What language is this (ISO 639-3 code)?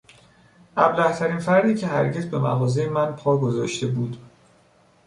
fas